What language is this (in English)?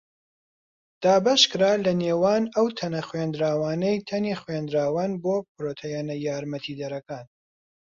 Central Kurdish